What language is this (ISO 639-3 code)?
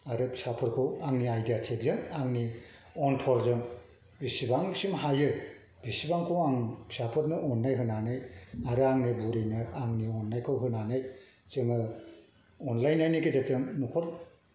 brx